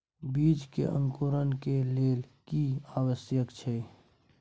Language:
Maithili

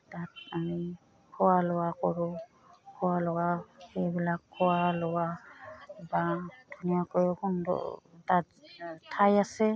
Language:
Assamese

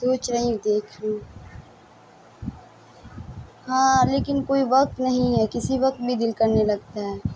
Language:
Urdu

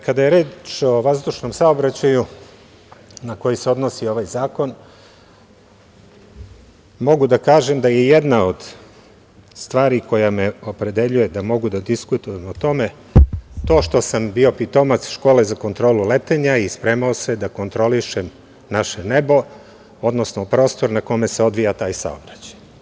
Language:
Serbian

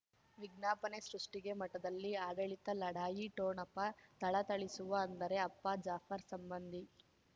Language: Kannada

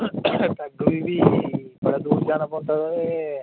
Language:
Dogri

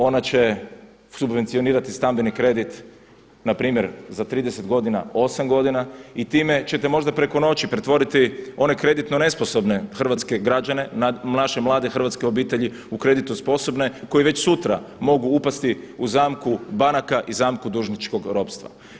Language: Croatian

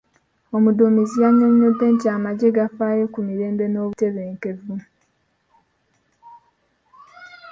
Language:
Ganda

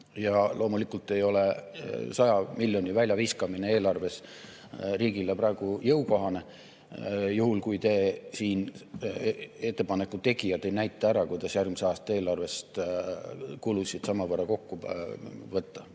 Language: Estonian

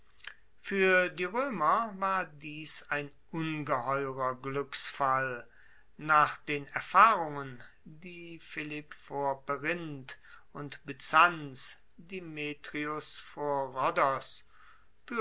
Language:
German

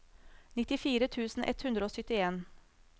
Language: Norwegian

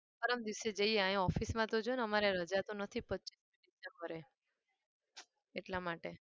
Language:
Gujarati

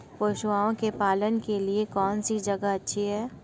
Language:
Hindi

